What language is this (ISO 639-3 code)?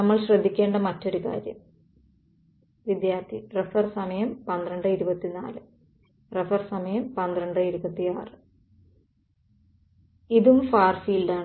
mal